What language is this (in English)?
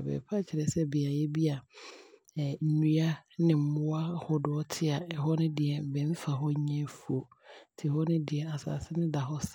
Abron